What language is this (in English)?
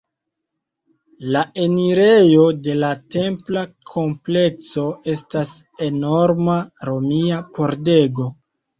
Esperanto